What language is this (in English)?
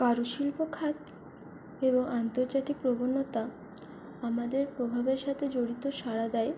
Bangla